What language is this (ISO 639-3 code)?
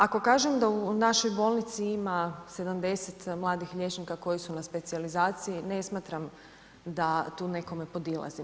hrv